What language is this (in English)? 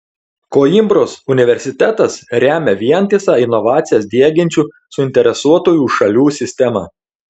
Lithuanian